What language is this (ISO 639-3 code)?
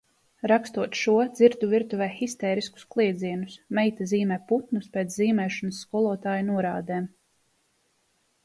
lav